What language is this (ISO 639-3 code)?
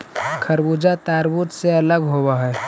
mag